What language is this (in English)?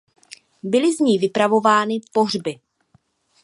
Czech